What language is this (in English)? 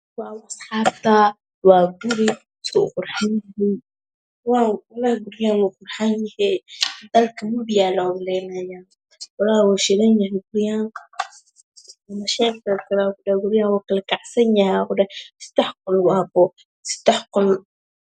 Somali